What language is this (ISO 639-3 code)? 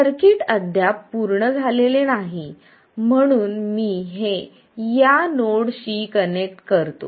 mar